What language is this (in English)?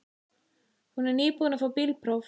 Icelandic